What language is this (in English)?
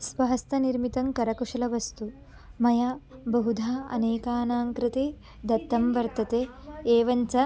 Sanskrit